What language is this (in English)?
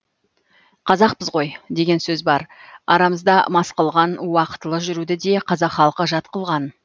Kazakh